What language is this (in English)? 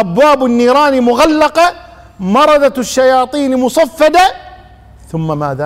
Arabic